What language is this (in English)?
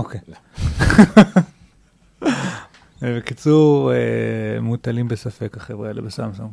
Hebrew